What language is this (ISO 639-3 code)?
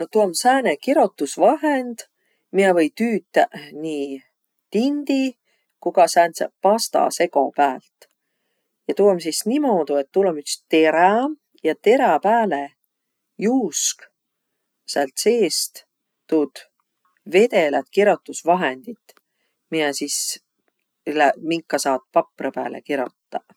vro